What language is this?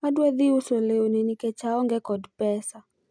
Luo (Kenya and Tanzania)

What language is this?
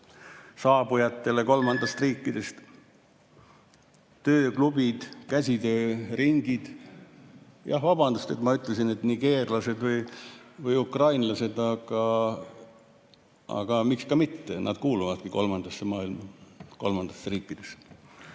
Estonian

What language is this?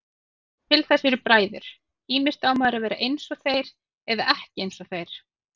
Icelandic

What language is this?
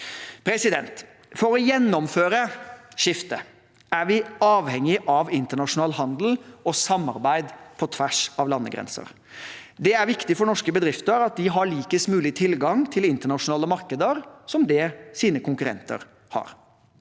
Norwegian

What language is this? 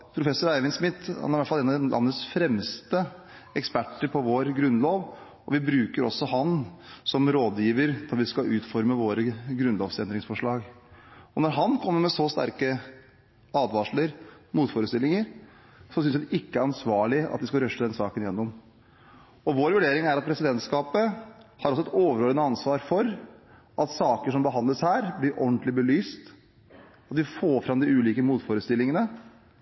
Norwegian Bokmål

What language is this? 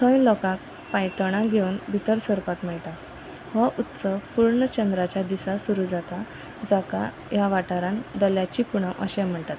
Konkani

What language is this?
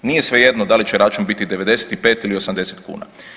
Croatian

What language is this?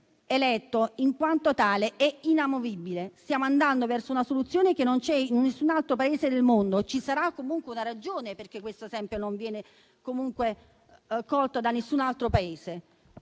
Italian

